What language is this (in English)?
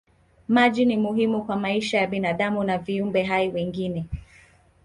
Swahili